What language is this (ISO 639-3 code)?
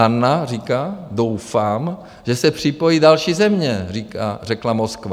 ces